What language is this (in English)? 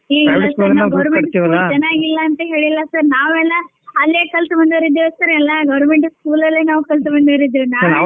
Kannada